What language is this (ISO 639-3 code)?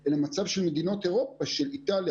heb